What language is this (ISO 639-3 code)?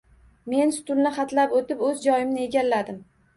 uzb